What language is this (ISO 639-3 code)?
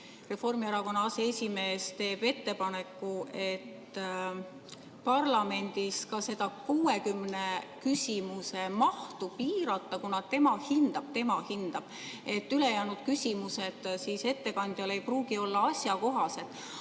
est